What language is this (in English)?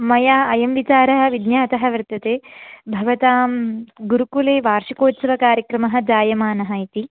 Sanskrit